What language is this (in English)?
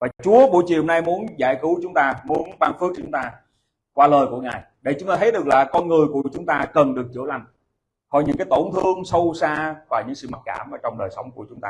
Vietnamese